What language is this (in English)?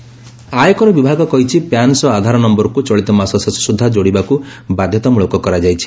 Odia